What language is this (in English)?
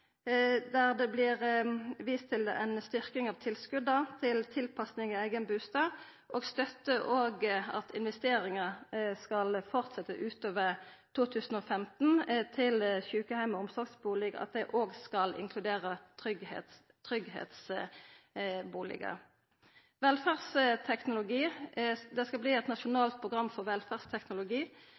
Norwegian Nynorsk